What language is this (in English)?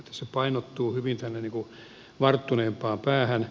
Finnish